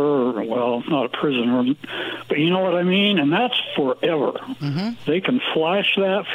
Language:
English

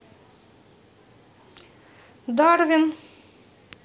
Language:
Russian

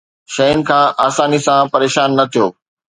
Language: Sindhi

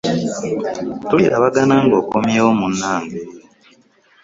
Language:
Ganda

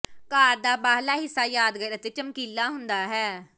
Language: Punjabi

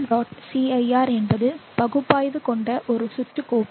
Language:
Tamil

